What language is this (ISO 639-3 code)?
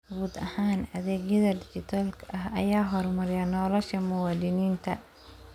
som